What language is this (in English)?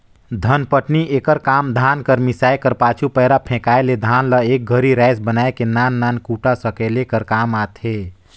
Chhattisgarhi